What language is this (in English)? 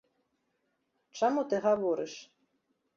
Belarusian